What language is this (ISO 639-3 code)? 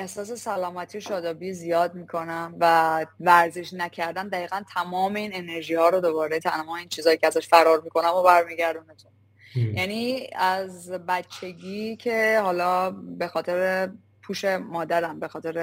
fas